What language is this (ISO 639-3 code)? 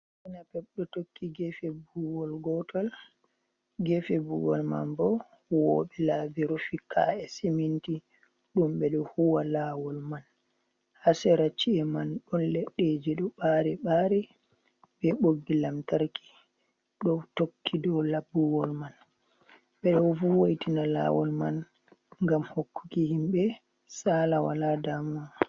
ful